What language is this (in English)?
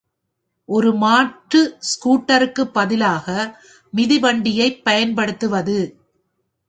Tamil